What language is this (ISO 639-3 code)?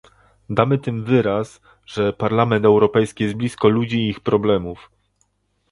pol